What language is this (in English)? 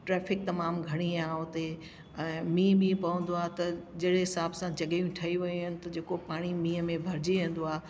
Sindhi